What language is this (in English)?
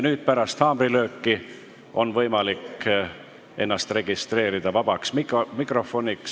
Estonian